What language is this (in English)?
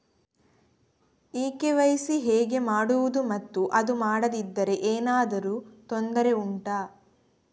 Kannada